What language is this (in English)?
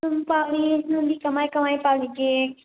Manipuri